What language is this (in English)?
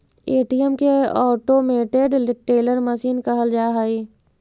Magahi